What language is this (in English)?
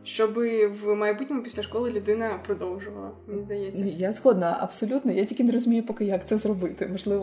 Ukrainian